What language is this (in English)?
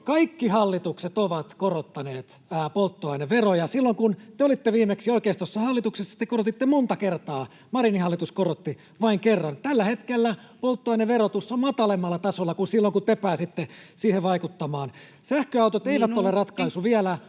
Finnish